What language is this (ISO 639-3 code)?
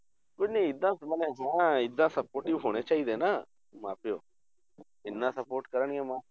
pan